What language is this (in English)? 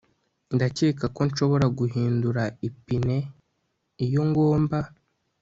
Kinyarwanda